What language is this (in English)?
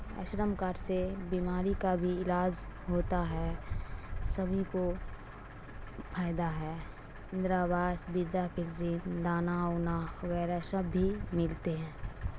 Urdu